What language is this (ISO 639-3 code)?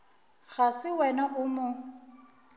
nso